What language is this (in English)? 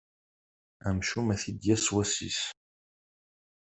Kabyle